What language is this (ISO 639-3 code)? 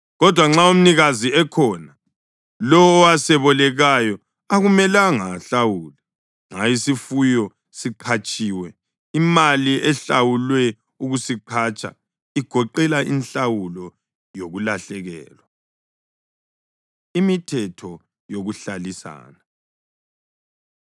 nde